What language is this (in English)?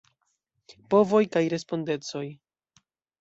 Esperanto